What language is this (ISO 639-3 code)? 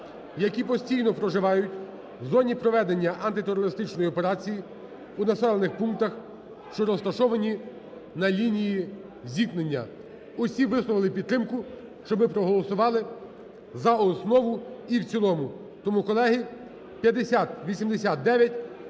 ukr